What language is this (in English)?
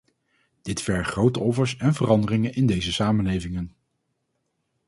Dutch